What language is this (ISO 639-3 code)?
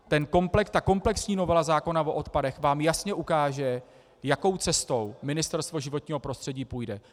ces